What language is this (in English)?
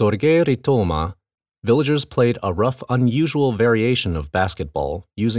English